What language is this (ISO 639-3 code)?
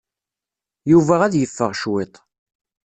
kab